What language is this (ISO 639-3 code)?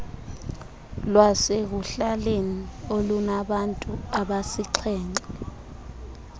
xho